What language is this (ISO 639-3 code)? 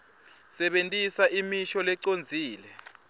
ssw